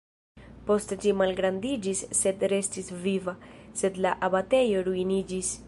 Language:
Esperanto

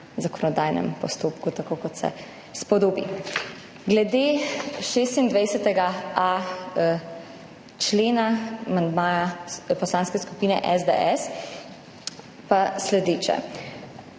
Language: Slovenian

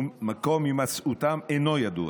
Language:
Hebrew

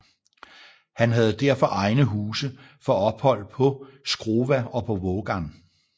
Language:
Danish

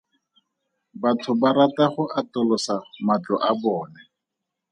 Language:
Tswana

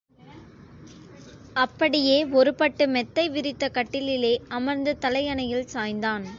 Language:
Tamil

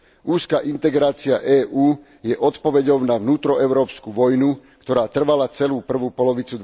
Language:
Slovak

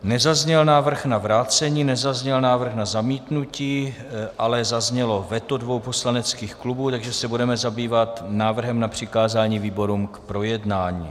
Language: Czech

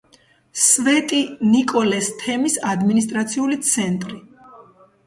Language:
Georgian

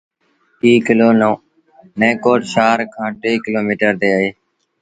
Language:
Sindhi Bhil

